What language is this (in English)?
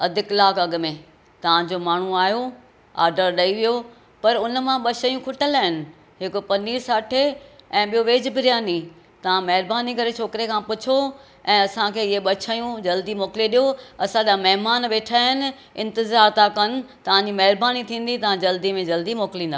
Sindhi